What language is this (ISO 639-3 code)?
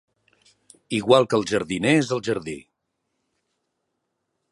cat